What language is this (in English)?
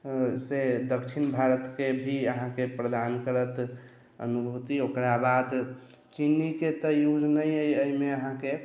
Maithili